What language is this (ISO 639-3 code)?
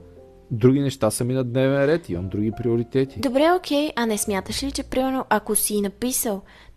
bul